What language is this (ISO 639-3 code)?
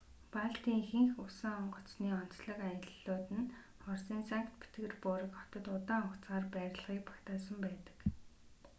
mon